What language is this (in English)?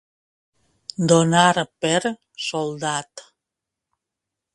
Catalan